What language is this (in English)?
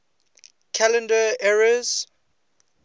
English